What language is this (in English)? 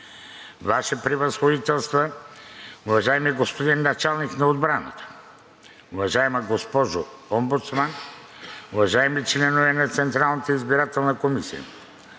Bulgarian